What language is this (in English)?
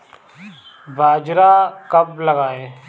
Hindi